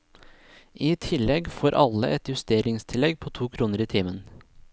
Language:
Norwegian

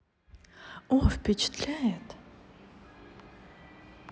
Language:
Russian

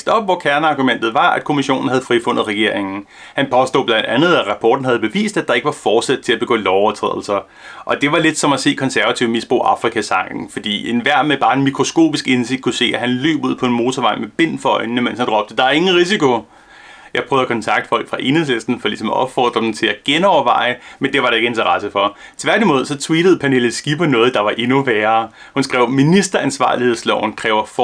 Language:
Danish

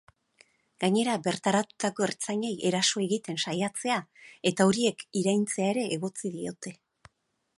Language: Basque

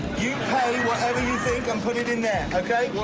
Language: English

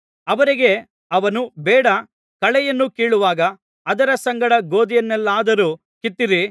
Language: Kannada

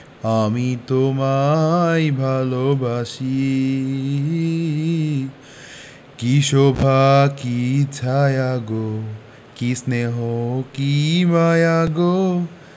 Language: Bangla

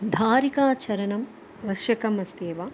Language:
Sanskrit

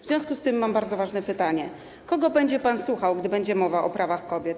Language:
Polish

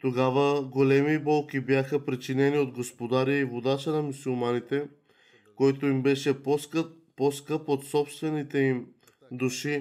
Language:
Bulgarian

